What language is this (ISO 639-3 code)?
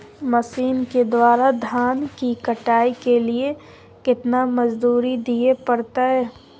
mai